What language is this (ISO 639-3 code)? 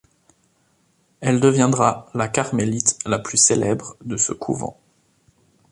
fra